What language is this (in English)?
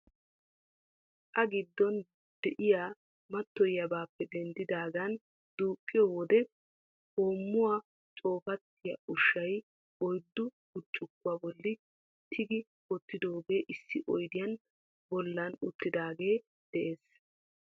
Wolaytta